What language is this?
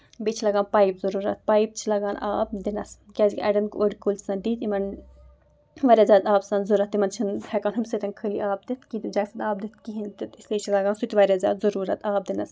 Kashmiri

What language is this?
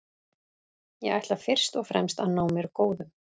Icelandic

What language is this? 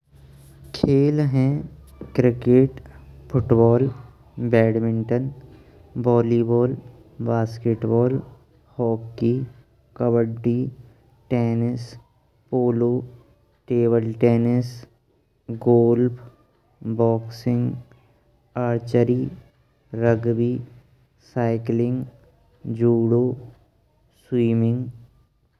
Braj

